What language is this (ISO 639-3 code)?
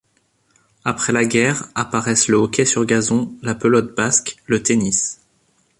fra